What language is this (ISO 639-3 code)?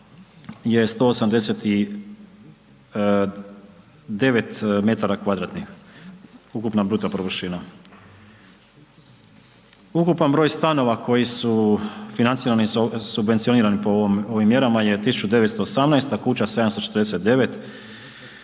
hrv